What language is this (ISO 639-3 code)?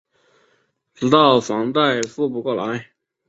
zho